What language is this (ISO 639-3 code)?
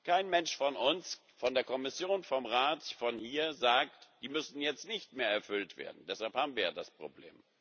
deu